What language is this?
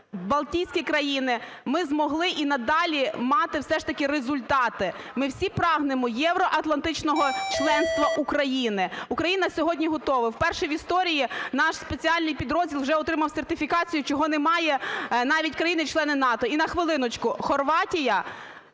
Ukrainian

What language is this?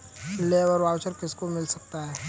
Hindi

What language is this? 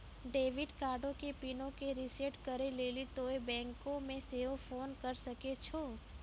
Maithili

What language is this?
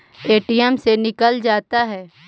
Magahi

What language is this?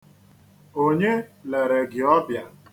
Igbo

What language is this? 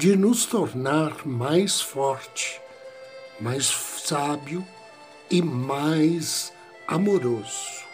Portuguese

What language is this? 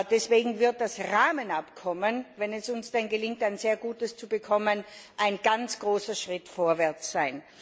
German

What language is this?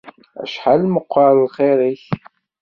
Kabyle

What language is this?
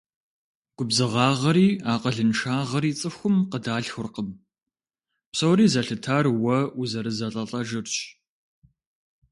Kabardian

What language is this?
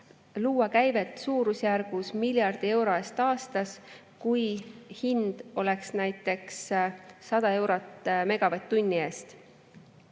Estonian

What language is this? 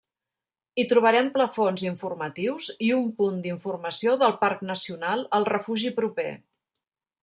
Catalan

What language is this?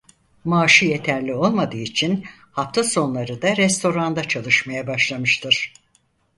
Turkish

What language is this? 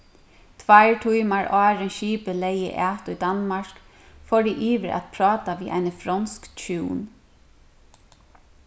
Faroese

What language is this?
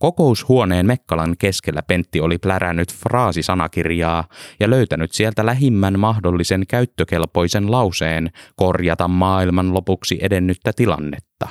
Finnish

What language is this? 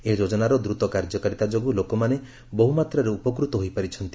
Odia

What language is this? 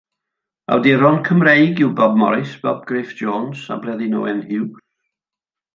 Welsh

